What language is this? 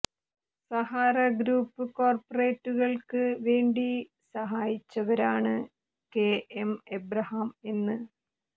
Malayalam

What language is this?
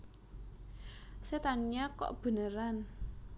Javanese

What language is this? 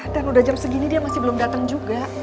Indonesian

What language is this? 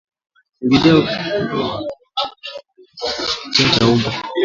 Swahili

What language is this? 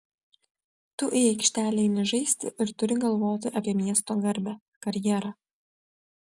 Lithuanian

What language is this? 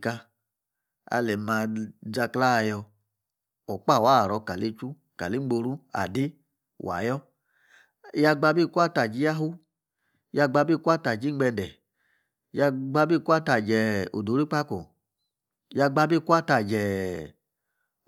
Yace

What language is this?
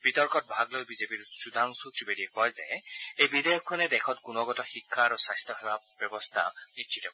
Assamese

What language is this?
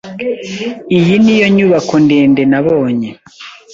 Kinyarwanda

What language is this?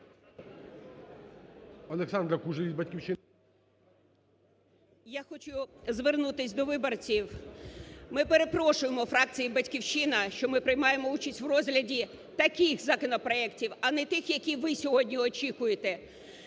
Ukrainian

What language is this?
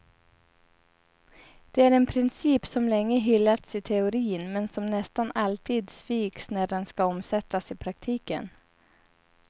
Swedish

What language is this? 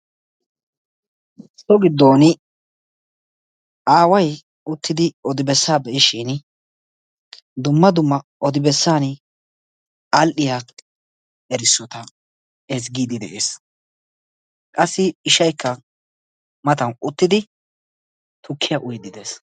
Wolaytta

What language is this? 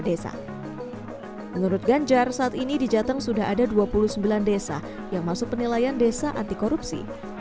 Indonesian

